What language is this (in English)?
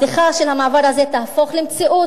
Hebrew